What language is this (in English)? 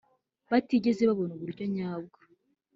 Kinyarwanda